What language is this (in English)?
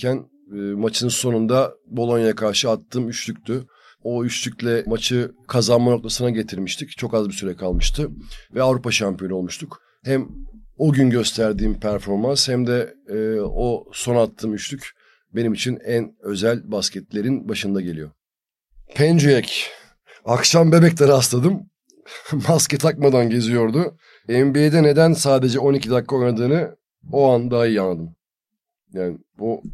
Turkish